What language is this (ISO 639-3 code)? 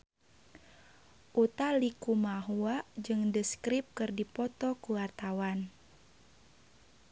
sun